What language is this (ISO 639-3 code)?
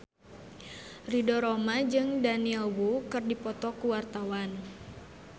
sun